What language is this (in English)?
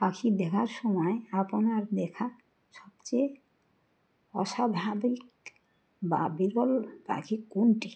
Bangla